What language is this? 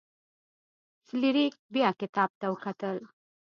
Pashto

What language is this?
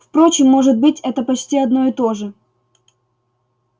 Russian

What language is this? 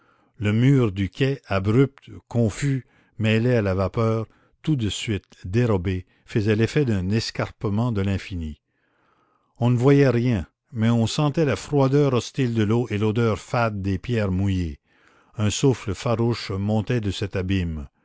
French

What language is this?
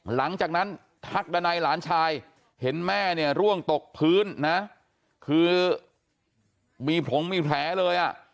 Thai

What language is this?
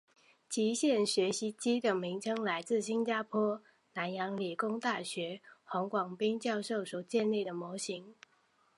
Chinese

